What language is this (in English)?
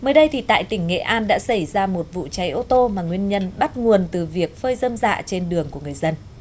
Vietnamese